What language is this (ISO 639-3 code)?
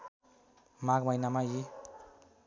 nep